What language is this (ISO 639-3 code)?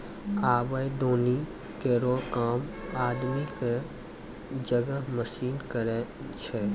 mai